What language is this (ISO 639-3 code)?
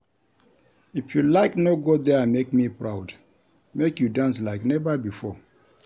pcm